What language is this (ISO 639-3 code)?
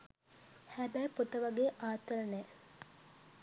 sin